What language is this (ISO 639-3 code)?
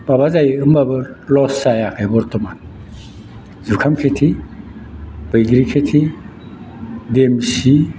brx